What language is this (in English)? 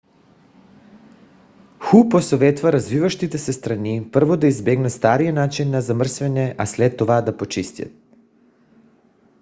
Bulgarian